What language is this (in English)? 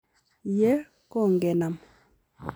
Kalenjin